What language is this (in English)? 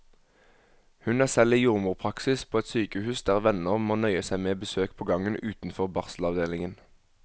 Norwegian